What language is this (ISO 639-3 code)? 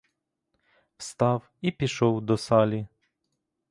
ukr